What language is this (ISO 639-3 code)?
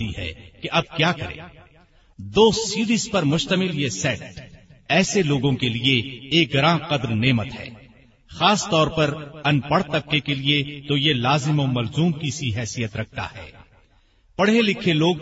urd